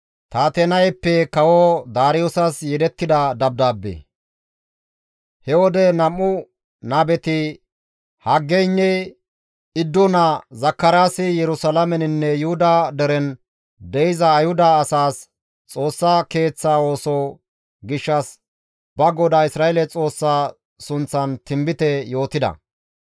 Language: Gamo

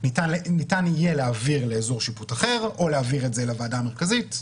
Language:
Hebrew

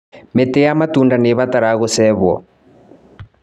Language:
Kikuyu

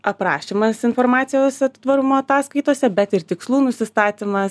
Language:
Lithuanian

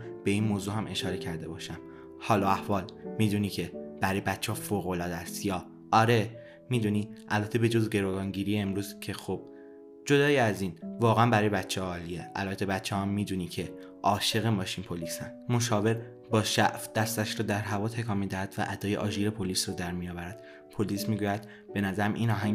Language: Persian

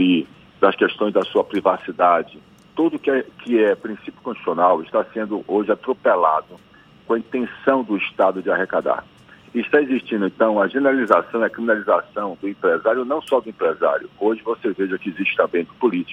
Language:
Portuguese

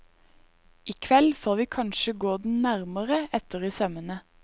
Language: Norwegian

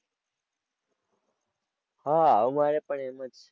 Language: Gujarati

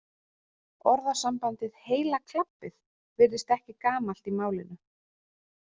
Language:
Icelandic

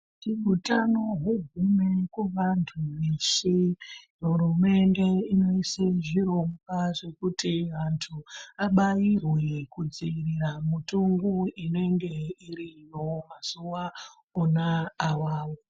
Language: Ndau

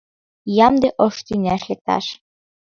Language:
Mari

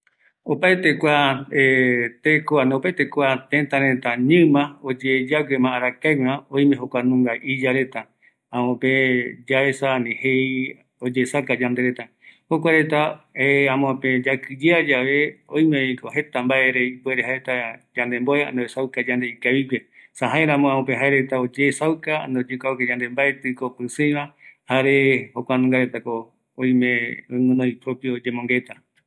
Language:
Eastern Bolivian Guaraní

